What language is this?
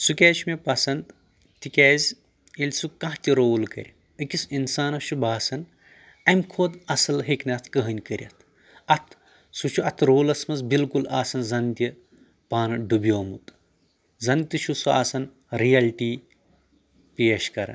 Kashmiri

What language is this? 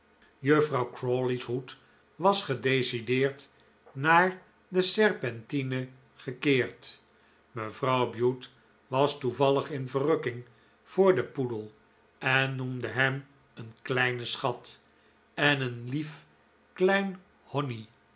Dutch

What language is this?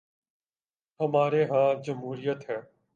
Urdu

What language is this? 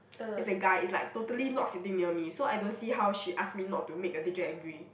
English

